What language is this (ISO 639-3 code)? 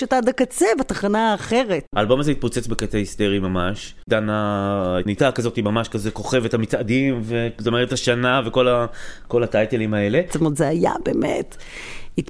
heb